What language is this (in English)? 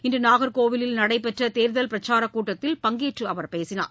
Tamil